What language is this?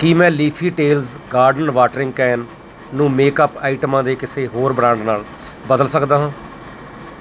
Punjabi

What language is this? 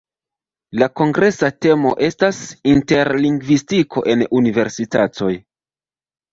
Esperanto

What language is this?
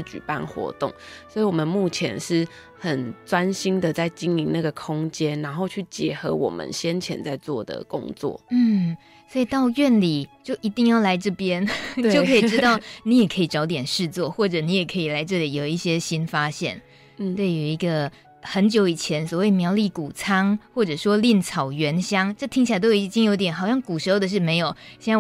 Chinese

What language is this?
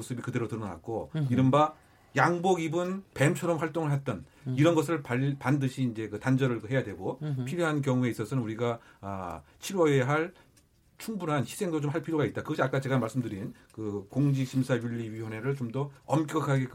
Korean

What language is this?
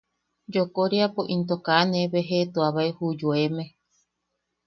Yaqui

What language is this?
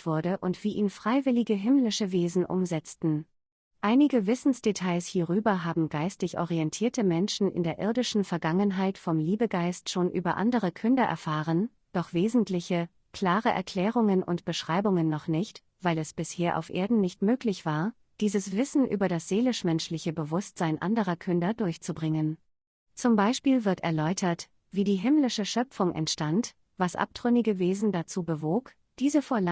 German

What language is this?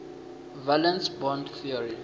Venda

